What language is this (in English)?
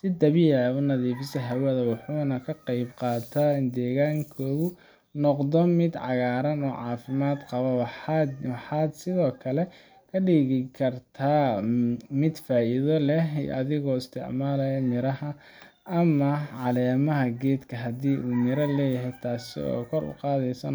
Somali